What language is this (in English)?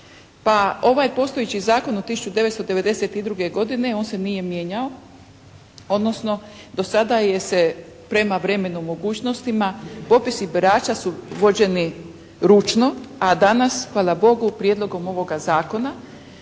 Croatian